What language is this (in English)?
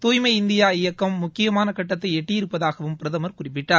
Tamil